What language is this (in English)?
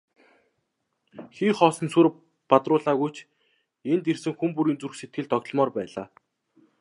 Mongolian